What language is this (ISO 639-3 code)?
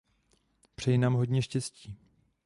ces